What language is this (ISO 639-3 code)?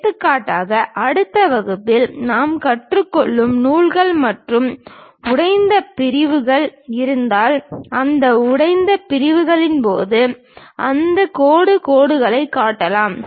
tam